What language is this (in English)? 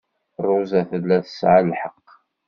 Kabyle